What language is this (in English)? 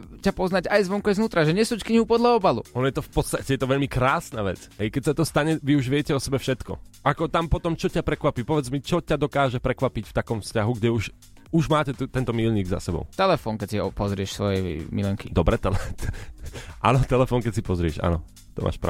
Slovak